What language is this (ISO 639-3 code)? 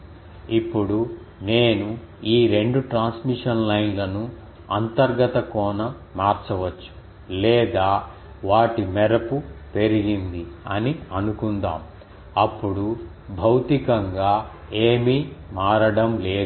tel